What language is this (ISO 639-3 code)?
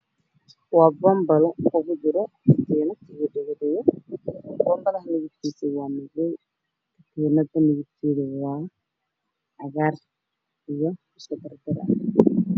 som